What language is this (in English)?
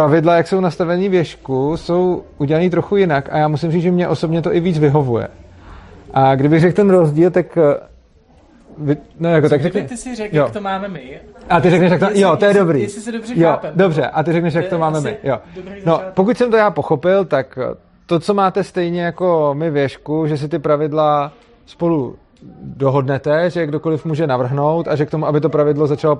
Czech